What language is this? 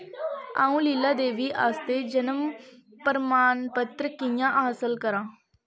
Dogri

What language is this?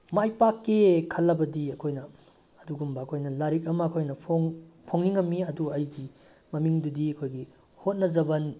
Manipuri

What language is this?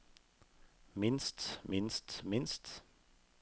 Norwegian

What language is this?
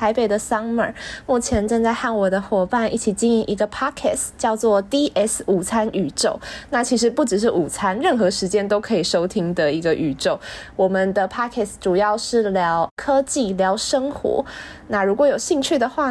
Chinese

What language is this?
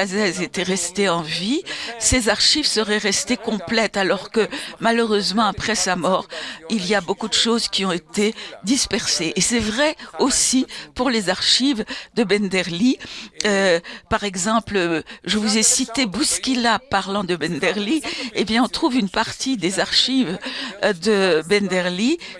French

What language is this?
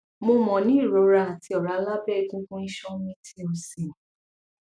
Yoruba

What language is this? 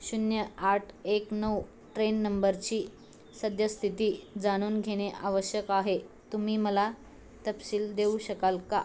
Marathi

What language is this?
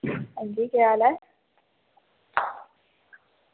Dogri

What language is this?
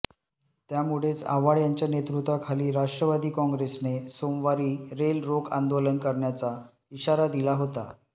Marathi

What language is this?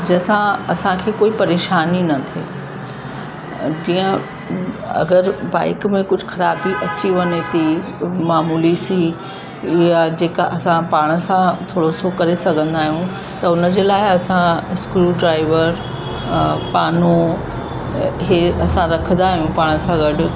Sindhi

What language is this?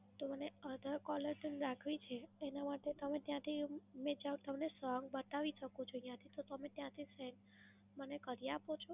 Gujarati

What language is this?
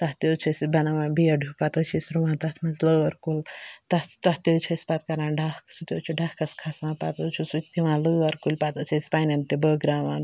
Kashmiri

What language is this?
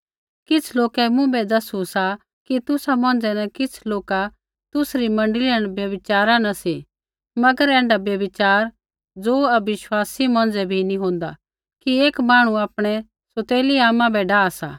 Kullu Pahari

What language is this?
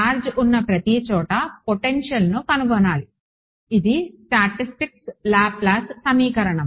Telugu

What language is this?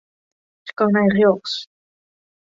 Western Frisian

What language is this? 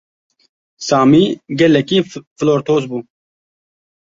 Kurdish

